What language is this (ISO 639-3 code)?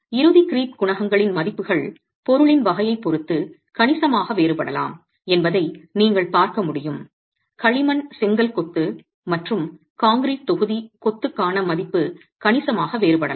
tam